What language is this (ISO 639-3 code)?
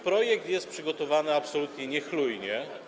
pol